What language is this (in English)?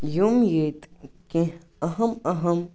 Kashmiri